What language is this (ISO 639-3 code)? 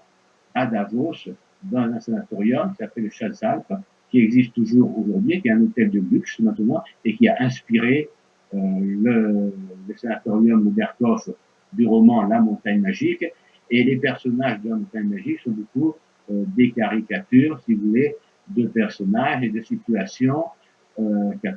fra